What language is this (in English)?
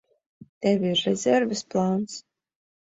Latvian